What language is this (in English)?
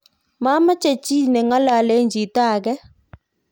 Kalenjin